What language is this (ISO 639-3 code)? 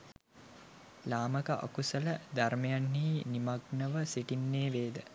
sin